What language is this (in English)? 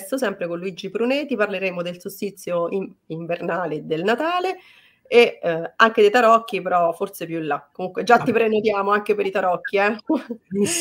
Italian